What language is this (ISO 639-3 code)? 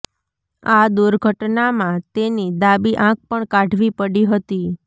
guj